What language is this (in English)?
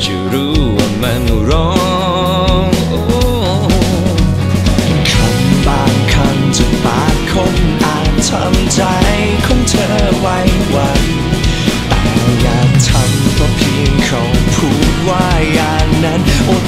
Thai